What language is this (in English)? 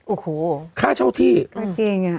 Thai